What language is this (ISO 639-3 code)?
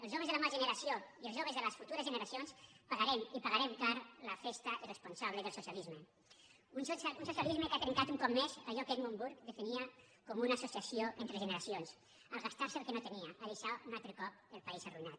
cat